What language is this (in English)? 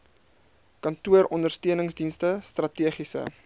Afrikaans